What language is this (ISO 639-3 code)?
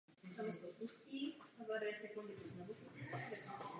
ces